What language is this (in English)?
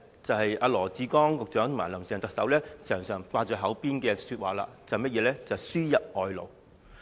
Cantonese